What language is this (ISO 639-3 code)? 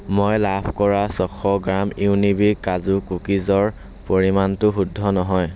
asm